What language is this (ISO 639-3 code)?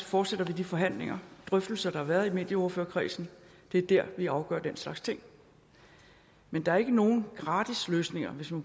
dan